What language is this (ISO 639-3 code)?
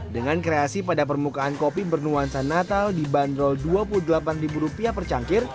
ind